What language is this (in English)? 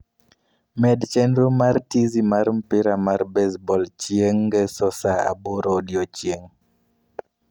Luo (Kenya and Tanzania)